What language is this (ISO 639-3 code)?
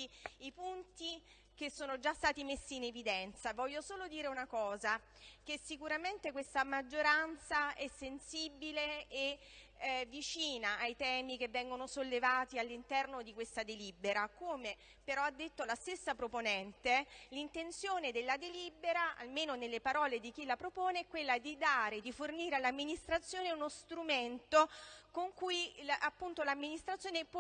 ita